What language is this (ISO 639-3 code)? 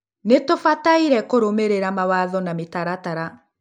kik